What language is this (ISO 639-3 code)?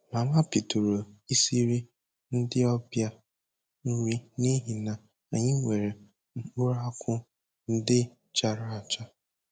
ibo